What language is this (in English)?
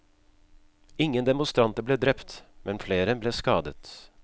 Norwegian